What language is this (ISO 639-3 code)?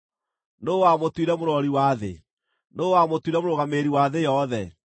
kik